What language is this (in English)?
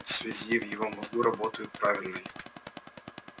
Russian